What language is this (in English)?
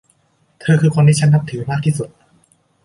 Thai